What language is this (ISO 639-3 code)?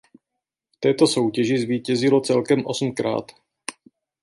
ces